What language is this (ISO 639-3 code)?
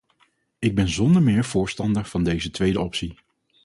nld